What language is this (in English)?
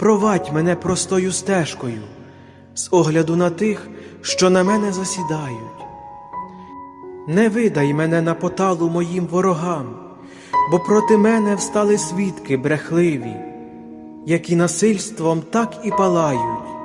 Ukrainian